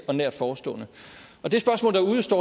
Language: Danish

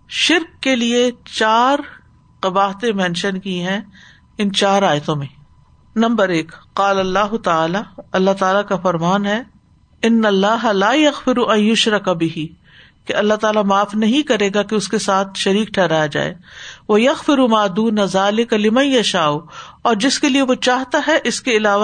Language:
Urdu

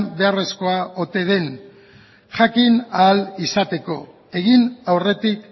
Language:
Basque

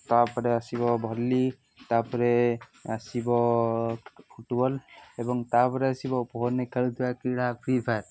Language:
Odia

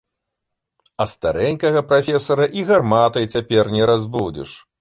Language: Belarusian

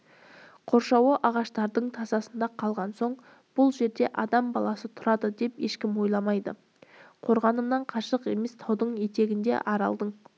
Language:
Kazakh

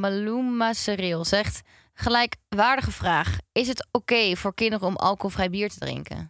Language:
Dutch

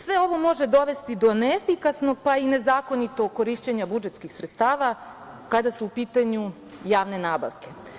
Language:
Serbian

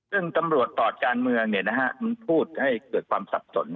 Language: Thai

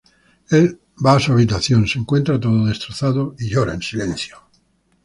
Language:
Spanish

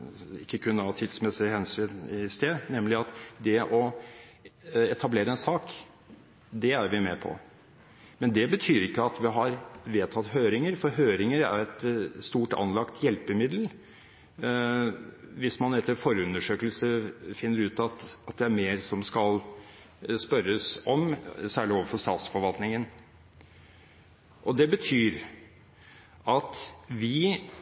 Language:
Norwegian Bokmål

